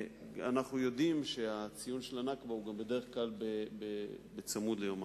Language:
Hebrew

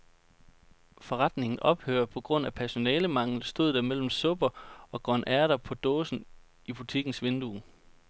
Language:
Danish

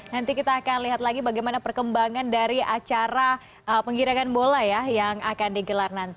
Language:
Indonesian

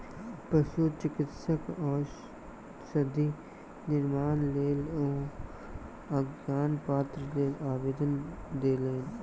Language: Maithili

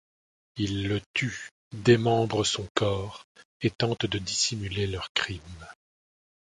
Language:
French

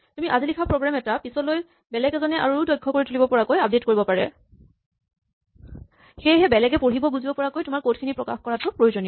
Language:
Assamese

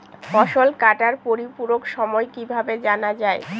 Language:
Bangla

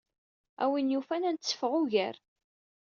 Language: Kabyle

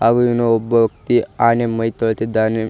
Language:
Kannada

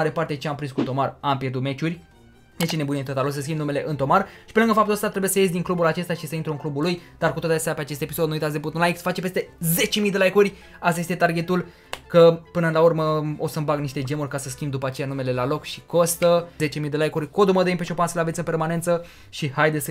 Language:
Romanian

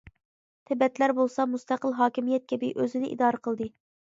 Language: Uyghur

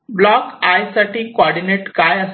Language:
Marathi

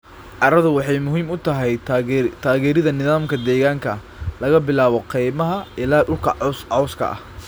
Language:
Somali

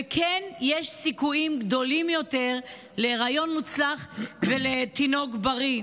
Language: Hebrew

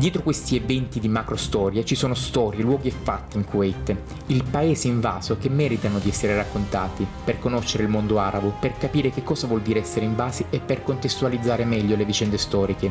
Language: Italian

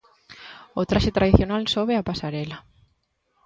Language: Galician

